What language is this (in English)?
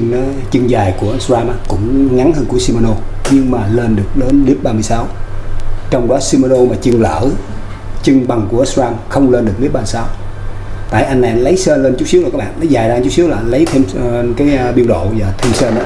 Vietnamese